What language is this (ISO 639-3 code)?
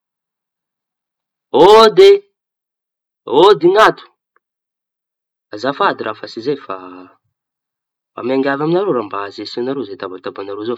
txy